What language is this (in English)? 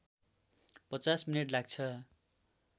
Nepali